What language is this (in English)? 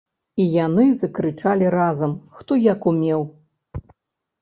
Belarusian